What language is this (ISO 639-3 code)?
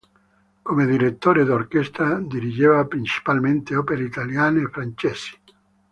ita